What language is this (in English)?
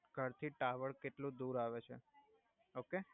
Gujarati